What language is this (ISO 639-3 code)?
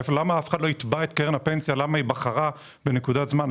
heb